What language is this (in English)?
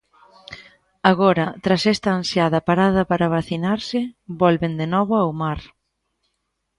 Galician